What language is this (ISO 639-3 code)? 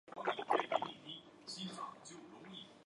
zho